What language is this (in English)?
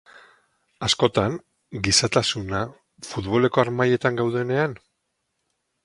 Basque